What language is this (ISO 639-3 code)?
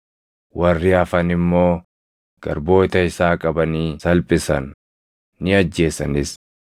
orm